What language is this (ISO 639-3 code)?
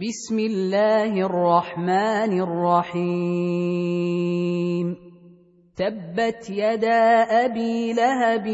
ara